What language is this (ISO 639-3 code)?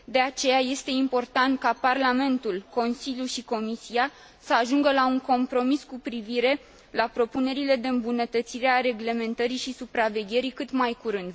ron